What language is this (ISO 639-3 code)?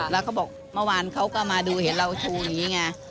tha